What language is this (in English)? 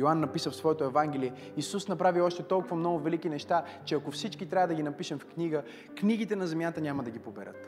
Bulgarian